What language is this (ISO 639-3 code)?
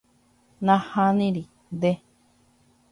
grn